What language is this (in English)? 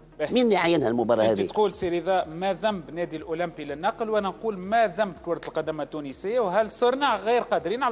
Arabic